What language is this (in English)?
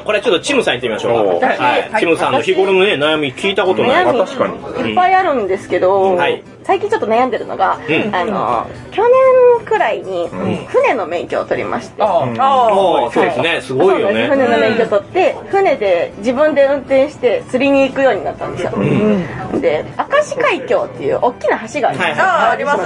Japanese